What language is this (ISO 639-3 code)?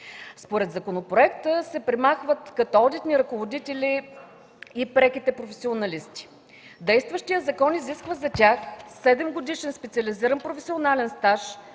bul